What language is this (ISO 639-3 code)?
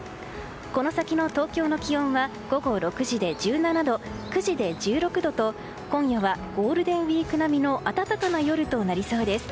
jpn